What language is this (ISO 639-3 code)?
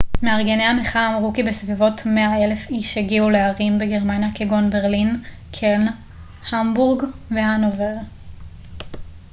heb